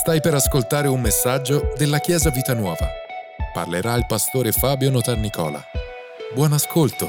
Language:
Italian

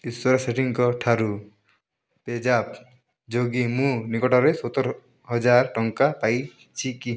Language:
Odia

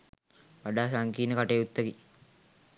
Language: Sinhala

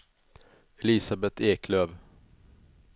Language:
Swedish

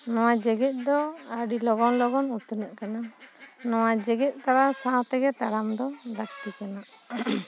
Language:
Santali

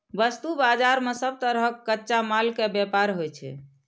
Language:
Maithili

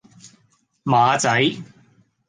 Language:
Cantonese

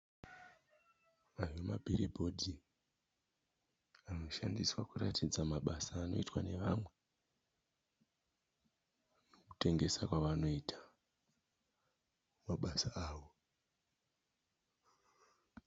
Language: Shona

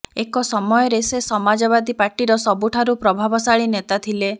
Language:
Odia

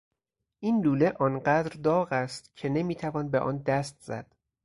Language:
Persian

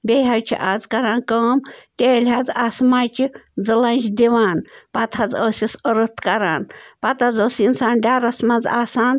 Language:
Kashmiri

